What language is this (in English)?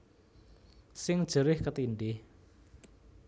Javanese